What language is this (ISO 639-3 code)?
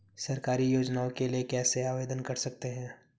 hin